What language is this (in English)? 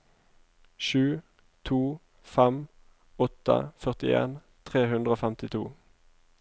Norwegian